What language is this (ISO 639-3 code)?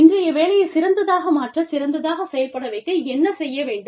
tam